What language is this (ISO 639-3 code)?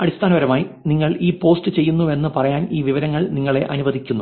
mal